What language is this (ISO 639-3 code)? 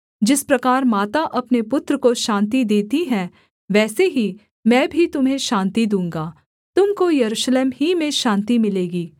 hin